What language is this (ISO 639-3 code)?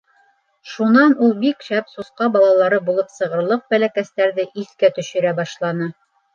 bak